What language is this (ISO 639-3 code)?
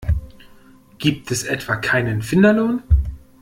deu